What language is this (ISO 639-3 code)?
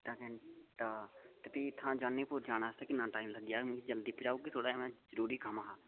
doi